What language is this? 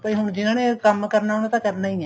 Punjabi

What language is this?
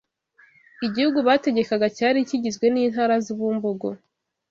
Kinyarwanda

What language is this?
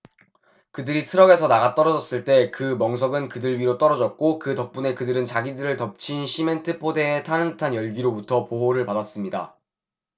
Korean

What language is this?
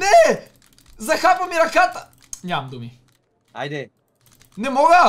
Bulgarian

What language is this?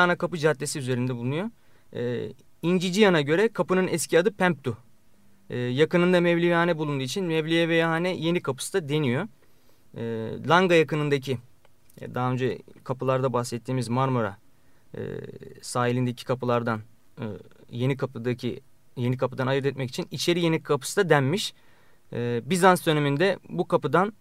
Turkish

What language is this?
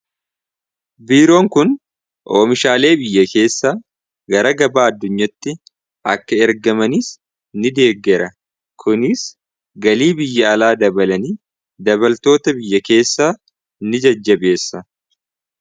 Oromo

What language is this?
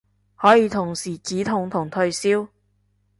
Cantonese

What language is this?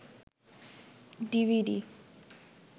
Bangla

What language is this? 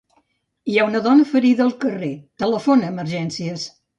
Catalan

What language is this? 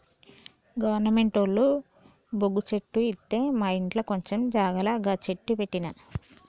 Telugu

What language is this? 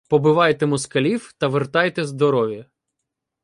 Ukrainian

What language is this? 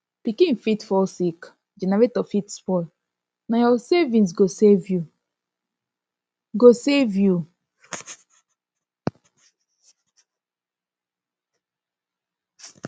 Nigerian Pidgin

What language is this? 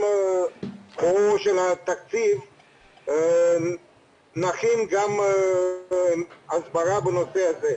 Hebrew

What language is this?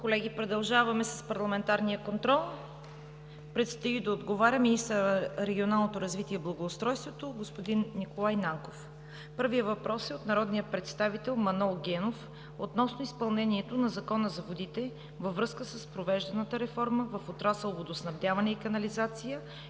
Bulgarian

